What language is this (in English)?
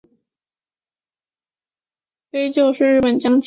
Chinese